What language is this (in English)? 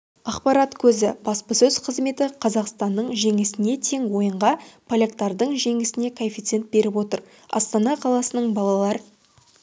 Kazakh